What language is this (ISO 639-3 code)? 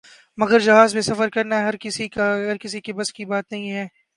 urd